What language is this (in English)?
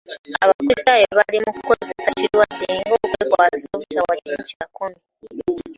Ganda